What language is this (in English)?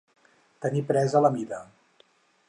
Catalan